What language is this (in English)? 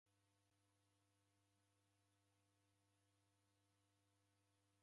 Taita